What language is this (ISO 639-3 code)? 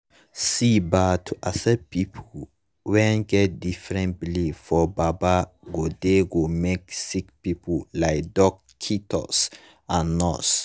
pcm